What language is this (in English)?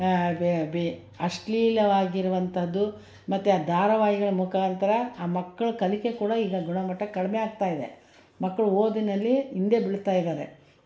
Kannada